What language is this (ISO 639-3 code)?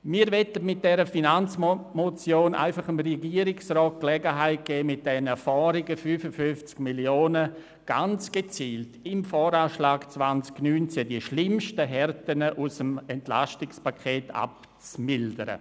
gsw